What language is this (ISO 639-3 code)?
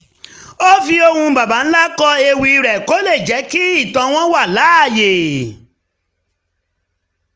yor